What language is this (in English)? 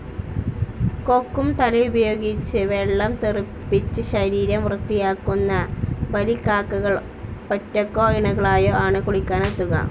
Malayalam